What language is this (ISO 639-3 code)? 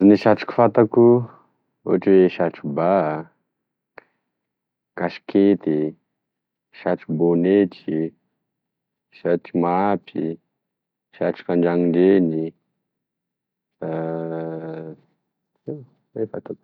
tkg